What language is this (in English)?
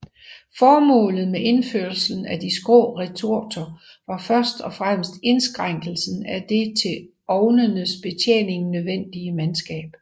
Danish